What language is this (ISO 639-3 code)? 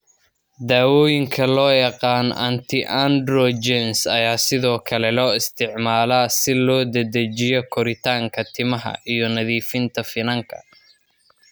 som